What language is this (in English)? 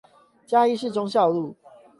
Chinese